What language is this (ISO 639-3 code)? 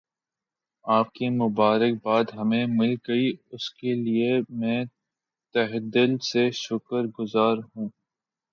urd